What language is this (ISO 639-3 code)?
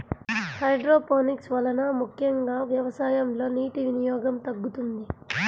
tel